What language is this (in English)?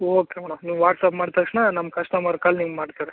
Kannada